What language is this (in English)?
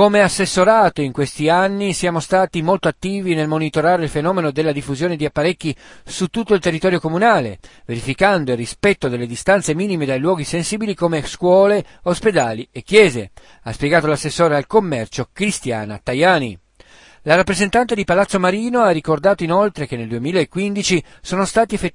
Italian